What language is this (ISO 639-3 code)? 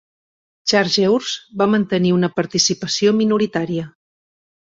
cat